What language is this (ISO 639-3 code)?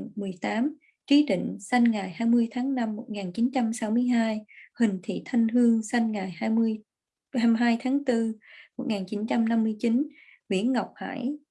vie